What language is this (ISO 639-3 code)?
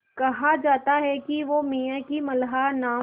hin